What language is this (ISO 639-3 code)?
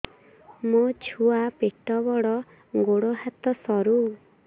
ori